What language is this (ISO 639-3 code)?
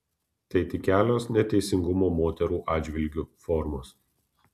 lit